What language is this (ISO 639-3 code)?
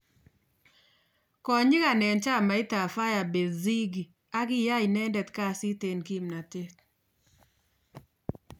kln